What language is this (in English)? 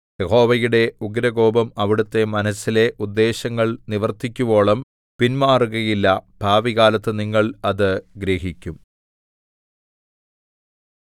Malayalam